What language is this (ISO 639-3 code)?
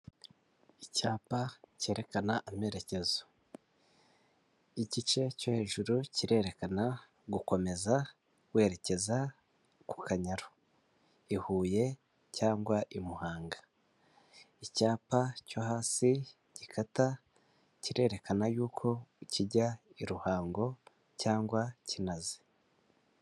kin